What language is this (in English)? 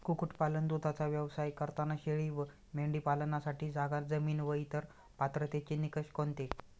Marathi